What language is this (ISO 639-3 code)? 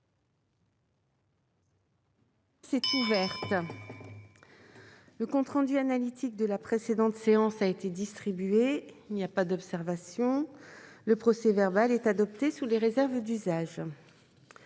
fra